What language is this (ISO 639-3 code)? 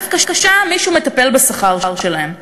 heb